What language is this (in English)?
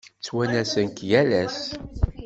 Kabyle